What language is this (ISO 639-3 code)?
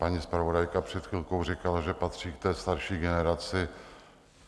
ces